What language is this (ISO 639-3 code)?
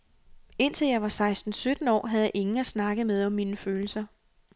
dan